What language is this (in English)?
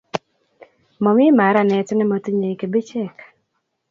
Kalenjin